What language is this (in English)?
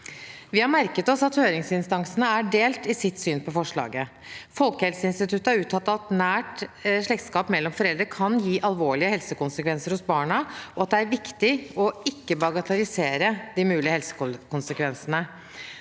Norwegian